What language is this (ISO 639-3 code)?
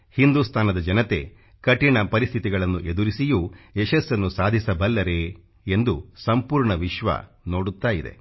kan